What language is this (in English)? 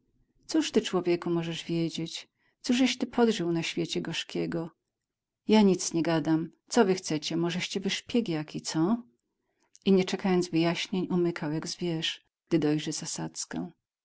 Polish